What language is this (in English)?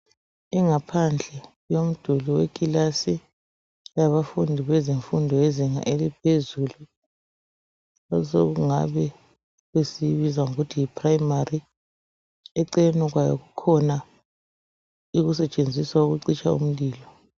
North Ndebele